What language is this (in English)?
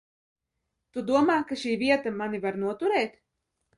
Latvian